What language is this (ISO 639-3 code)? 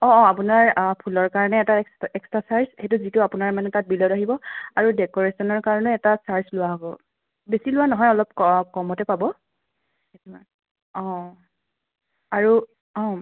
asm